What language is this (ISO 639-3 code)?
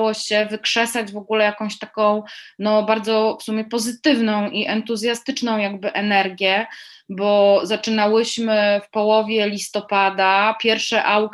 pol